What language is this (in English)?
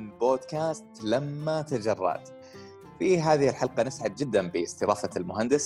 Arabic